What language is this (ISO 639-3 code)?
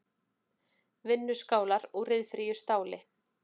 isl